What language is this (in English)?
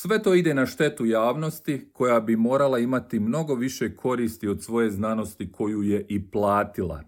Croatian